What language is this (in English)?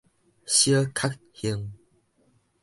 Min Nan Chinese